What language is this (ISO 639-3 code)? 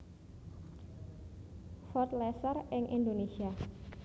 jav